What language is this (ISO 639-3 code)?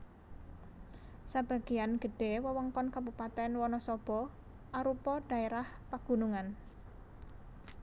jav